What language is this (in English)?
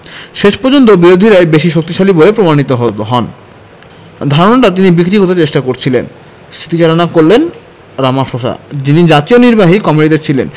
Bangla